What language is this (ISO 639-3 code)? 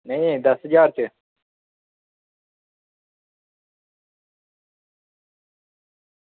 doi